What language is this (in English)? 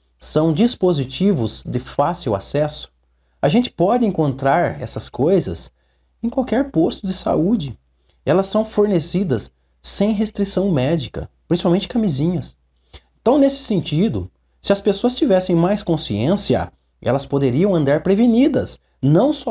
Portuguese